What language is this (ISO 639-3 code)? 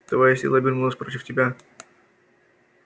rus